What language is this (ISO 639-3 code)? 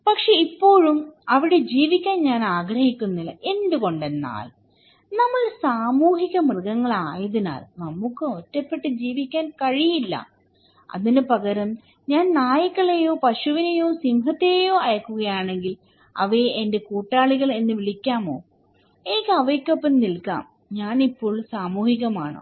mal